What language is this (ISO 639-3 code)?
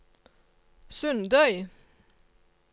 nor